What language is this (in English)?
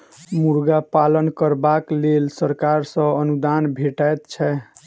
Maithili